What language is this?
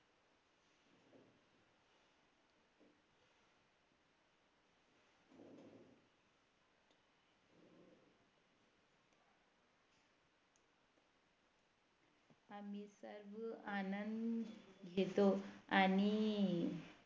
Marathi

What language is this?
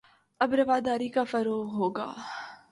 Urdu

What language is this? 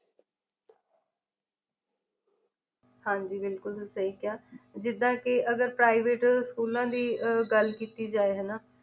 Punjabi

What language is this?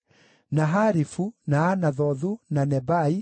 Kikuyu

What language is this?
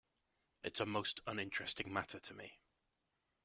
English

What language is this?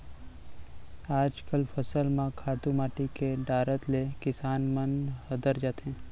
Chhattisgarhi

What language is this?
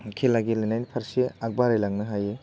Bodo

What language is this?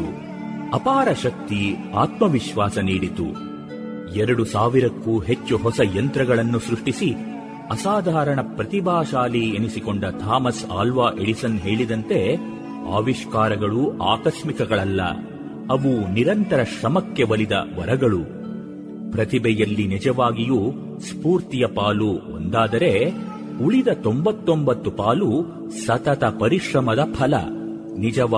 Kannada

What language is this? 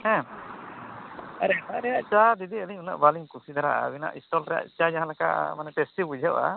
Santali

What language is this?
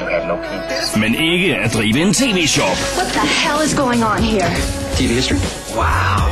Danish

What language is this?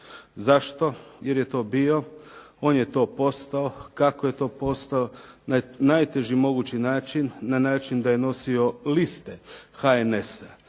Croatian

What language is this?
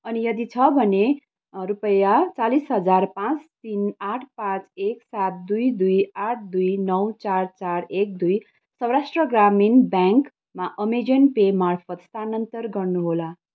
Nepali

